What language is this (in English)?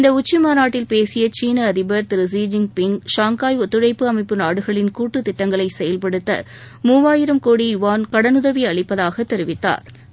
Tamil